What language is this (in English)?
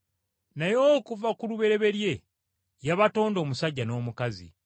Ganda